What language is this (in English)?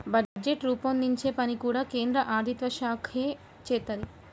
Telugu